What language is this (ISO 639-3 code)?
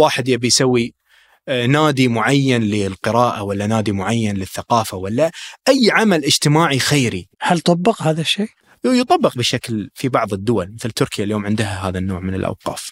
ara